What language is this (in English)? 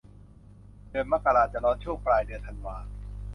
Thai